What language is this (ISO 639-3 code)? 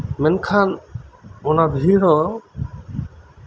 sat